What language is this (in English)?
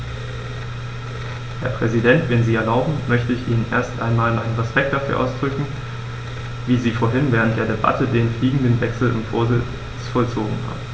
German